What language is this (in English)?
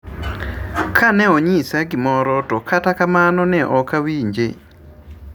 Luo (Kenya and Tanzania)